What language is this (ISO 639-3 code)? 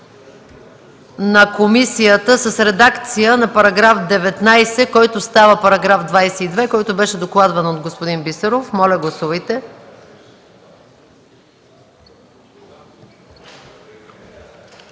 bul